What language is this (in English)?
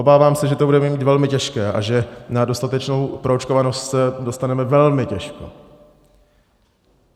Czech